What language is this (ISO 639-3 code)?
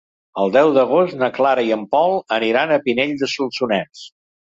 cat